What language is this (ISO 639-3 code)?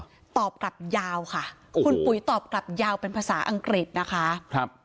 tha